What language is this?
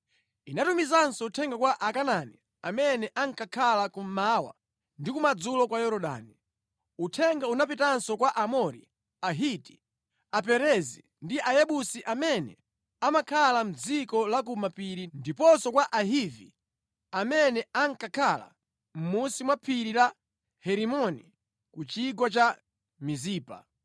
Nyanja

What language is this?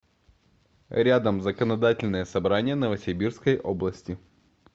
Russian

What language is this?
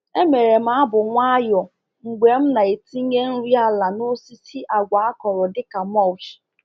Igbo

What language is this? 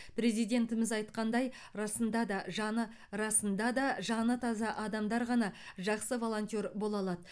Kazakh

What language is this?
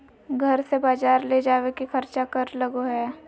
Magahi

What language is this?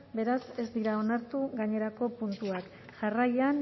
Basque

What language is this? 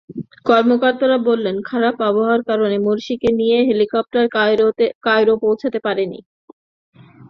Bangla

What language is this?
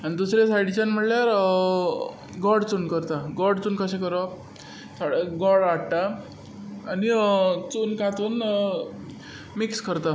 Konkani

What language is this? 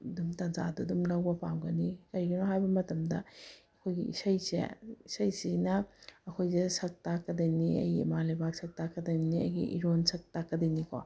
Manipuri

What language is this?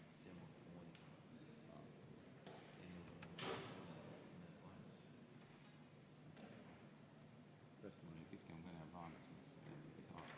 Estonian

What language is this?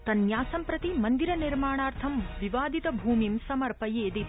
Sanskrit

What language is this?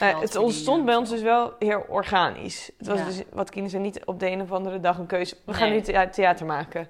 Dutch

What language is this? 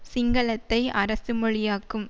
Tamil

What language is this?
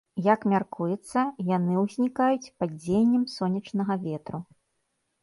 Belarusian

